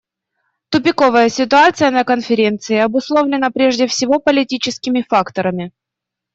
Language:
Russian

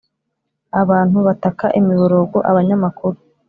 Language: Kinyarwanda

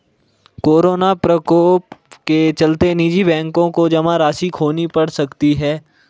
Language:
Hindi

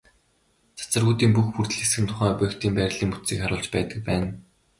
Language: Mongolian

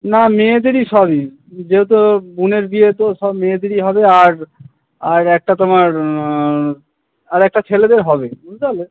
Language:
Bangla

